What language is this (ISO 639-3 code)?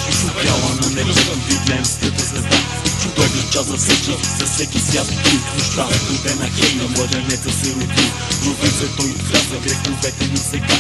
ron